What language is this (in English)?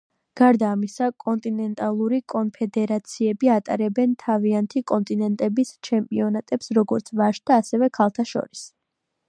Georgian